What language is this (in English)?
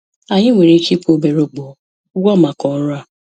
Igbo